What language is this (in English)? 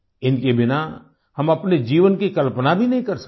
Hindi